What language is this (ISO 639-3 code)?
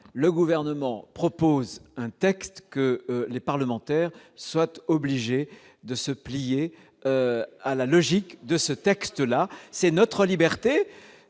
fra